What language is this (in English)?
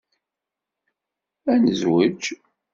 Kabyle